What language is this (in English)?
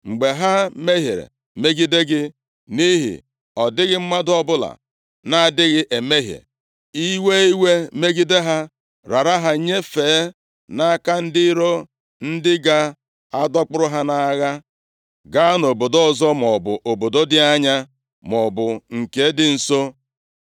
Igbo